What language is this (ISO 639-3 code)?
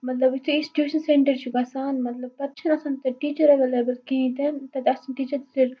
kas